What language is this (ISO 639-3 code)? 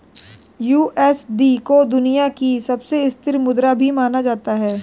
hin